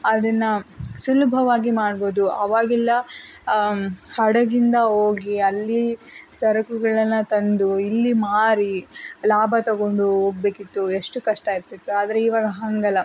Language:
Kannada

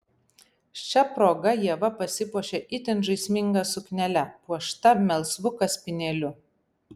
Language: Lithuanian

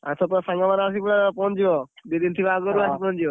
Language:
Odia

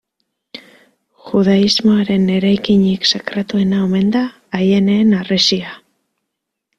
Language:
Basque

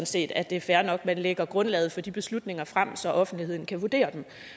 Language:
Danish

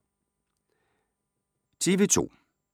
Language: Danish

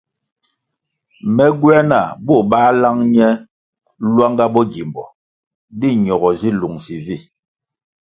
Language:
Kwasio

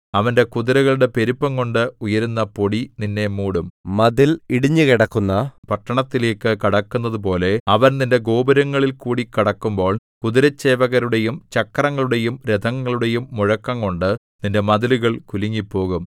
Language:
Malayalam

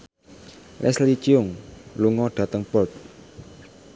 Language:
Javanese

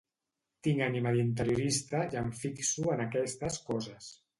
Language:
Catalan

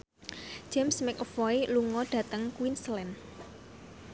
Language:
Javanese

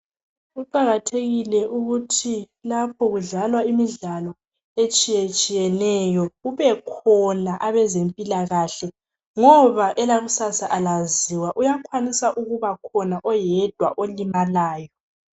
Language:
North Ndebele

